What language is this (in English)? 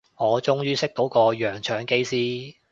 Cantonese